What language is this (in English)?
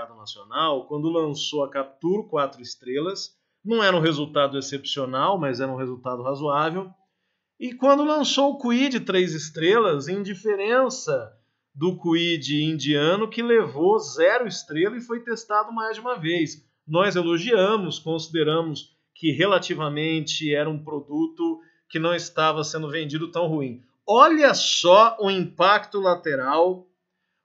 Portuguese